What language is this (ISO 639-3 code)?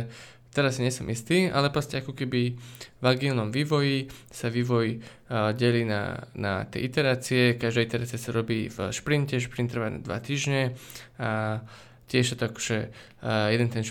slk